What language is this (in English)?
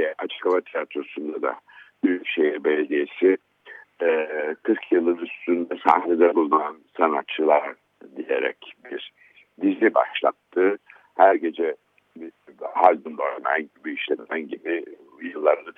Turkish